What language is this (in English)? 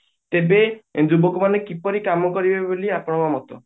Odia